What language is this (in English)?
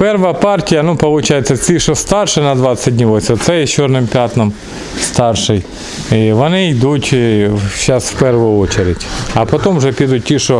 Russian